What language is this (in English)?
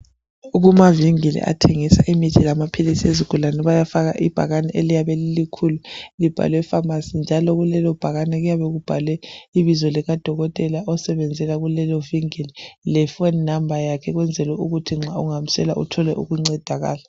North Ndebele